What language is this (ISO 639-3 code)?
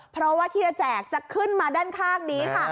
tha